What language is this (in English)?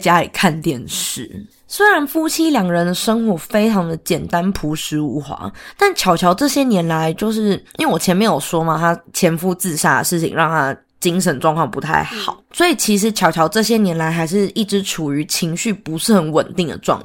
Chinese